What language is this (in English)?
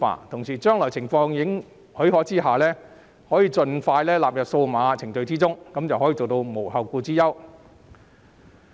Cantonese